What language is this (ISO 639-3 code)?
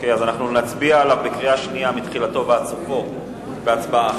heb